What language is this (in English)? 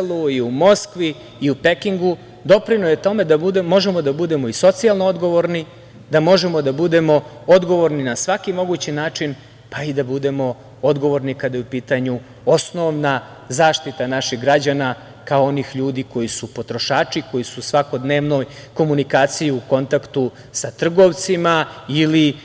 Serbian